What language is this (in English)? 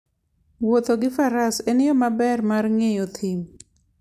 Luo (Kenya and Tanzania)